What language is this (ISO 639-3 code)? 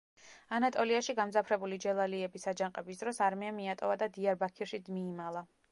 kat